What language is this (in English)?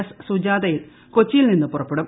Malayalam